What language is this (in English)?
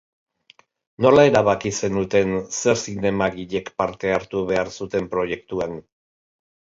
Basque